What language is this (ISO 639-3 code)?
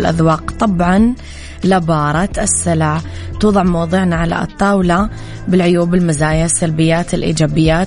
ara